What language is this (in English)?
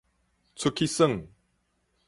Min Nan Chinese